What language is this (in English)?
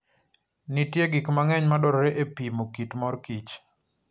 Luo (Kenya and Tanzania)